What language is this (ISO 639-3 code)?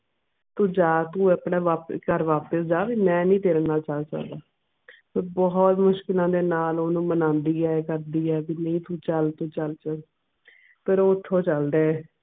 pan